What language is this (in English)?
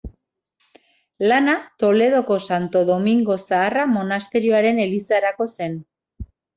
Basque